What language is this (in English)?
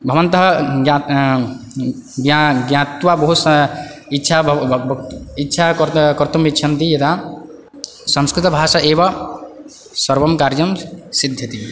Sanskrit